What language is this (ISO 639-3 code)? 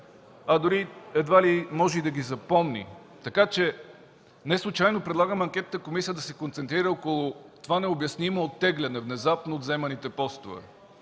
bul